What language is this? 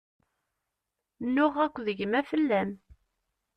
Kabyle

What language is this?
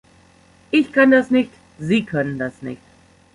German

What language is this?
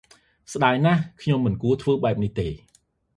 Khmer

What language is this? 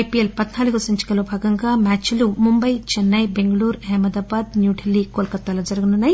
Telugu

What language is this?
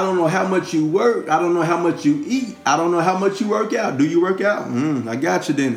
English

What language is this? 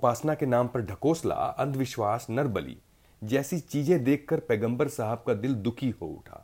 Hindi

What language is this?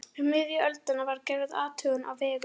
Icelandic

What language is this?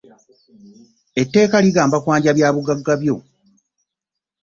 Ganda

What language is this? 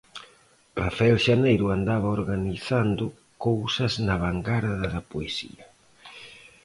Galician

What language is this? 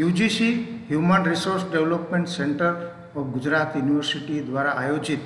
Hindi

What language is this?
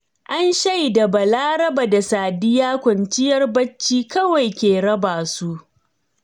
Hausa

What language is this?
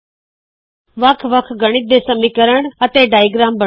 Punjabi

